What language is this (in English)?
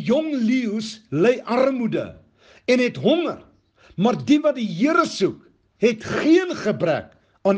Dutch